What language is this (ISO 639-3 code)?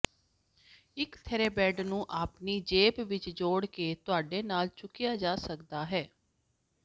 pan